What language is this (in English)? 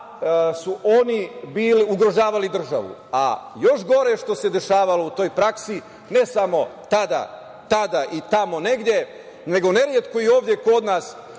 Serbian